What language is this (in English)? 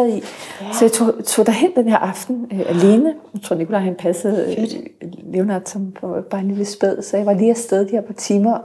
Danish